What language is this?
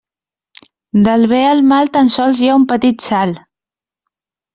Catalan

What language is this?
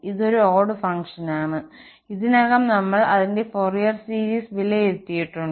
Malayalam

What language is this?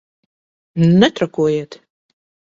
Latvian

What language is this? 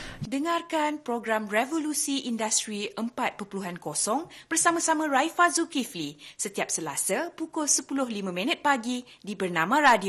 Malay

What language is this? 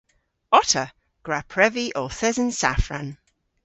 Cornish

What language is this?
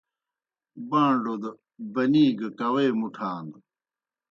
Kohistani Shina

